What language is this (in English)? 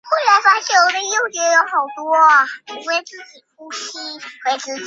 Chinese